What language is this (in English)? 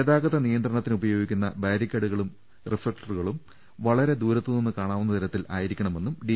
Malayalam